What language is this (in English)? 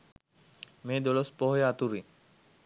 Sinhala